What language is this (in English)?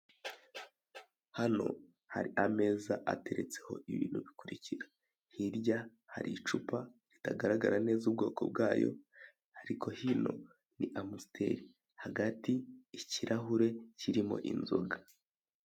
Kinyarwanda